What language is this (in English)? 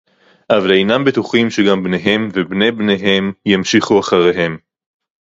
Hebrew